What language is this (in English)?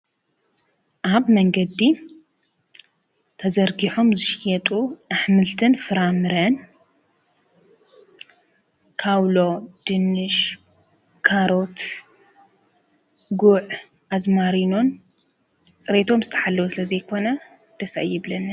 Tigrinya